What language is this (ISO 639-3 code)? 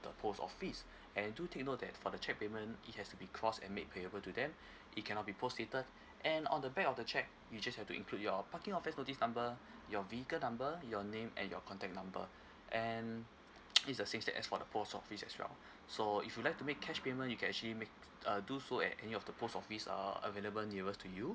eng